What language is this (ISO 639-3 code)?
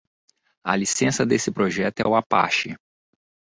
por